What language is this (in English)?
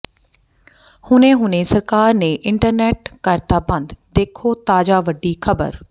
Punjabi